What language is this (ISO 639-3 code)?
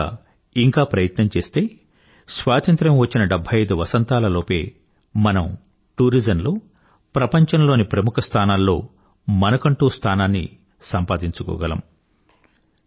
tel